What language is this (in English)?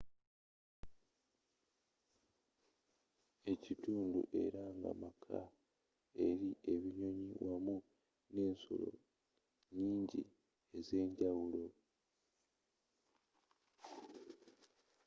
Ganda